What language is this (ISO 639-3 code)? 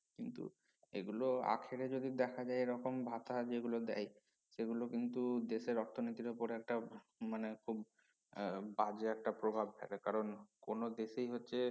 ben